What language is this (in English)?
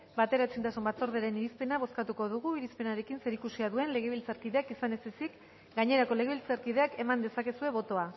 Basque